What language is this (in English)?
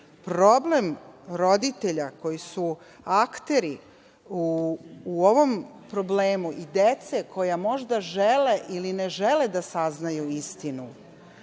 Serbian